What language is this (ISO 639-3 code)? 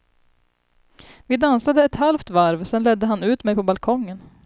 swe